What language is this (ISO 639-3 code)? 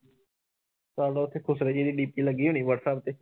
pan